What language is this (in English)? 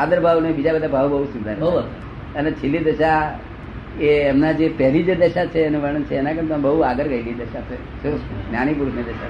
Gujarati